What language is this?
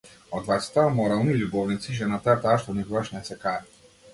Macedonian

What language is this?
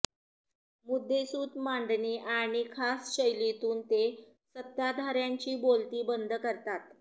Marathi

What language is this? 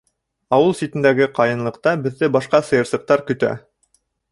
Bashkir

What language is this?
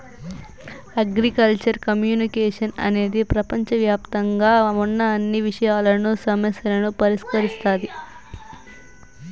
Telugu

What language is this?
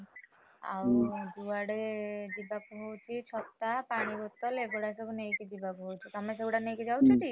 Odia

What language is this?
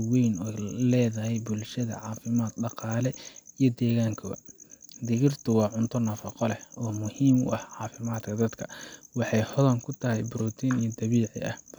Somali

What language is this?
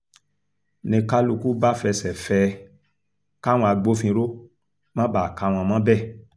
Yoruba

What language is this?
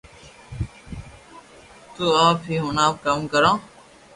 Loarki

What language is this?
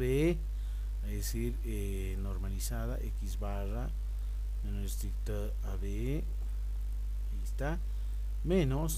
Spanish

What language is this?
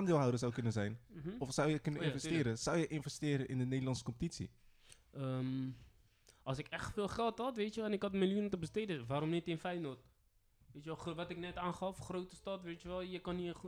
Dutch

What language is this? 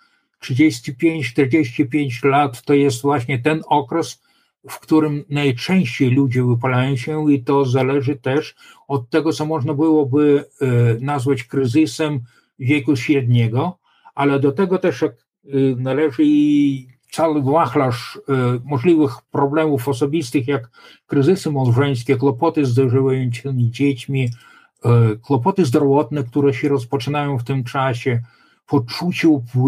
Polish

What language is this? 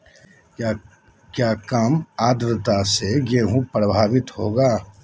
Magahi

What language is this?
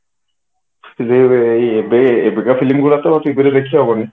Odia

